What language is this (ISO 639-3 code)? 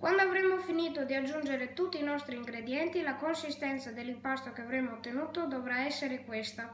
ita